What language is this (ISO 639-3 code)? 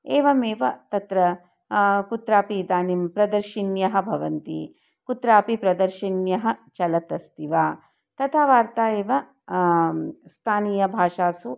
san